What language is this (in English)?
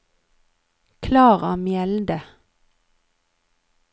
Norwegian